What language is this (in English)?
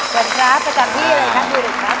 Thai